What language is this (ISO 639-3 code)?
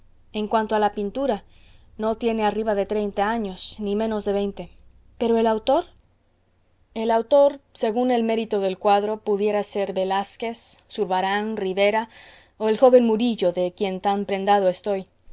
spa